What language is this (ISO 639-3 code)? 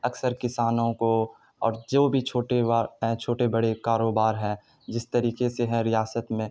urd